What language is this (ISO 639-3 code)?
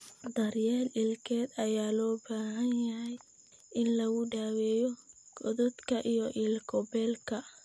som